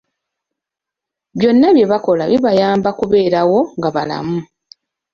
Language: Ganda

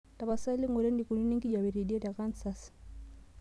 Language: Masai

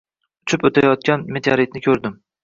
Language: Uzbek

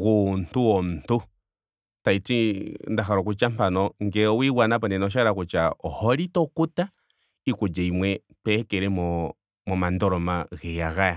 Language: Ndonga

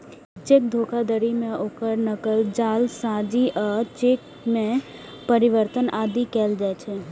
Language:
Maithili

